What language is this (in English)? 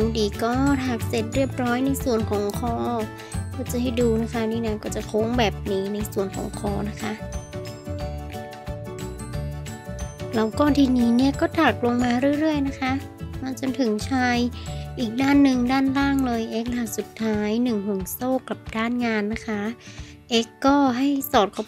Thai